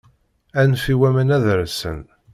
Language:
Kabyle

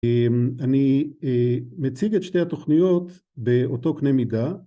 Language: Hebrew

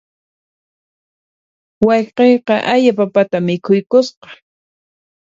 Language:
Puno Quechua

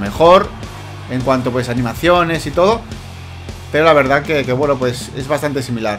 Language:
Spanish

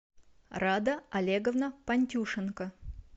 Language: Russian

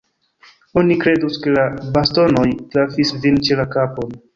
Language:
Esperanto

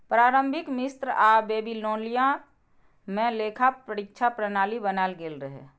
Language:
Maithili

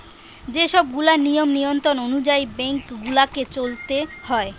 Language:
Bangla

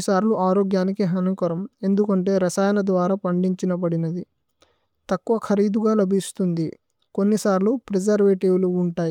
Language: Tulu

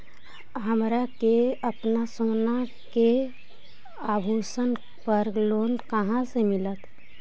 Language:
Magahi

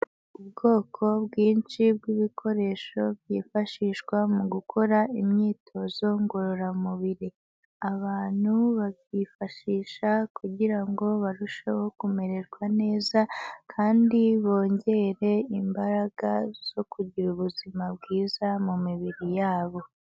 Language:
Kinyarwanda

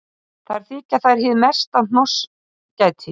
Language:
Icelandic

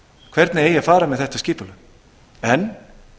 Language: Icelandic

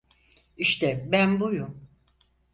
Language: Turkish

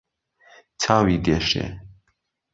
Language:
Central Kurdish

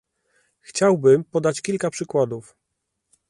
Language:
Polish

